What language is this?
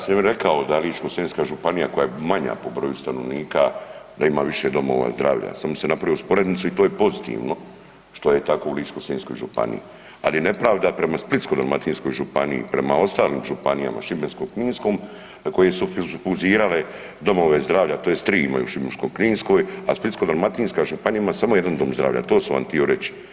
Croatian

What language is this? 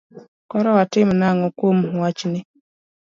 Luo (Kenya and Tanzania)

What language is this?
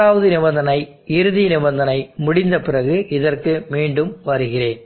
Tamil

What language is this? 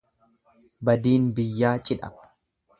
Oromo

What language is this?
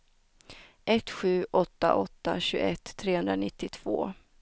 Swedish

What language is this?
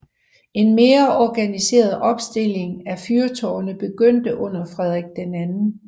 Danish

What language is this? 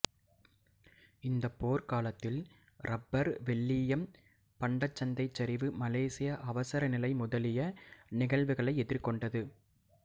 Tamil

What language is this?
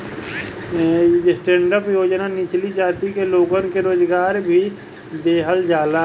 Bhojpuri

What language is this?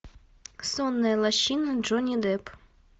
Russian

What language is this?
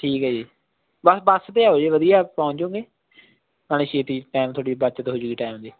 Punjabi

